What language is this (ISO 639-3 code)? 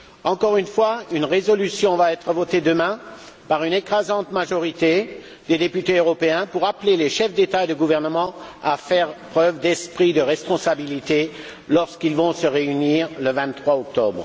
fra